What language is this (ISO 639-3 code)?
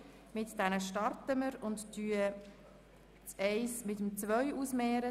gsw